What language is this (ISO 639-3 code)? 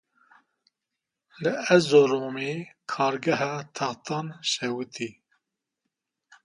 kur